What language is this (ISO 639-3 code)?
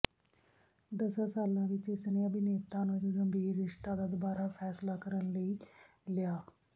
pan